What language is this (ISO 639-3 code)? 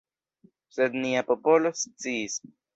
epo